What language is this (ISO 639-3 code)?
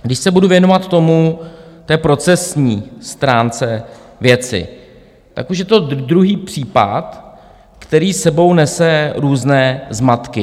ces